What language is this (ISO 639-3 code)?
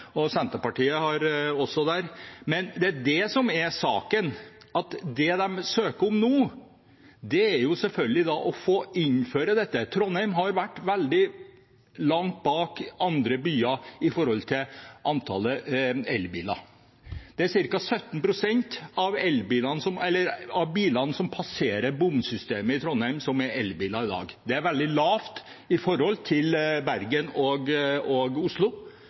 nob